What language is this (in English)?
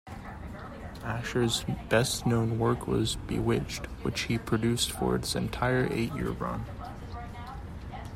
English